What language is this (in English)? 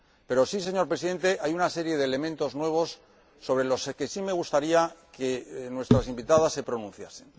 Spanish